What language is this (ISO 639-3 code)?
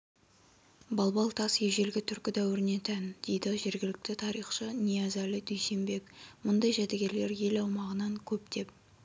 kaz